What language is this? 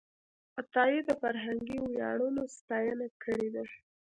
Pashto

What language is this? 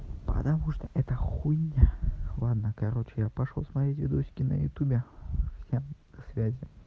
Russian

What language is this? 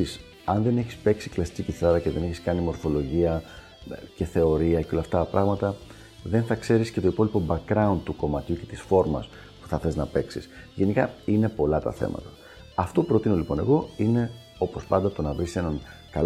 Greek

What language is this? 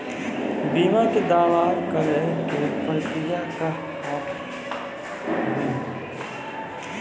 Maithili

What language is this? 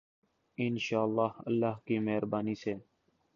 Urdu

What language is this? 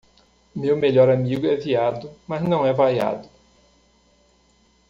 Portuguese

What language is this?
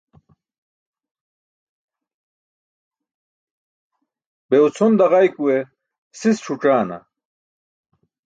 Burushaski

